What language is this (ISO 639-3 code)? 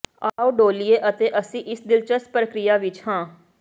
pan